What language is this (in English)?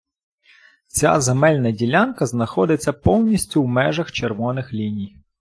Ukrainian